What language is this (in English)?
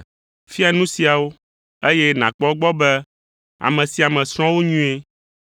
Ewe